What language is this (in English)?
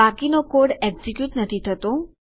Gujarati